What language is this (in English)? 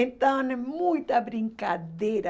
Portuguese